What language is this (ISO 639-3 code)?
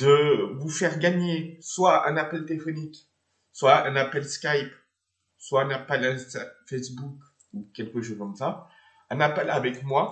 fra